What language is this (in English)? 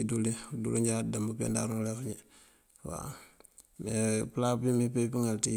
Mandjak